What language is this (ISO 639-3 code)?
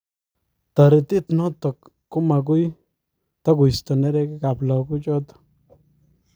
kln